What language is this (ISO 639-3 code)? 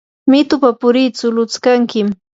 qur